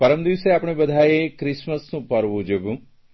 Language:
Gujarati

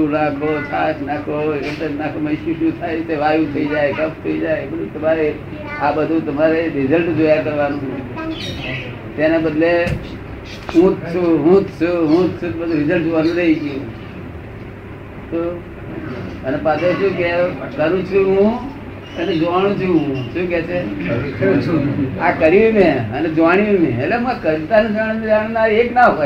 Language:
Gujarati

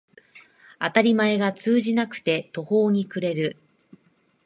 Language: Japanese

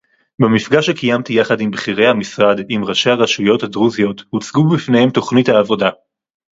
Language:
Hebrew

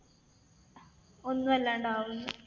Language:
Malayalam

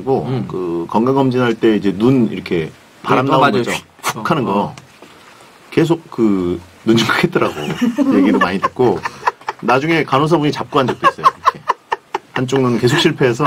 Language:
Korean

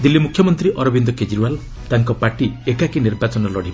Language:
Odia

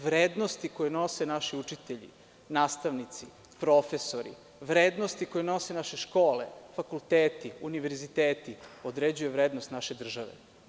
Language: Serbian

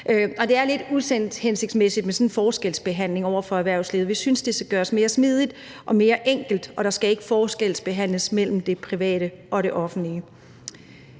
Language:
Danish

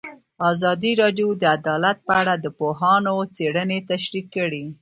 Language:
Pashto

